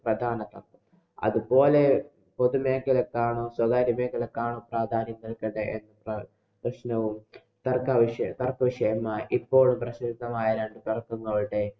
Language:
Malayalam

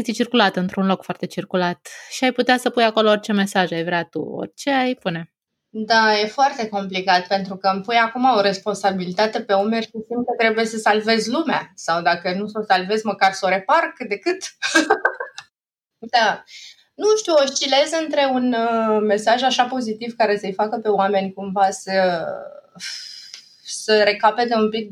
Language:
Romanian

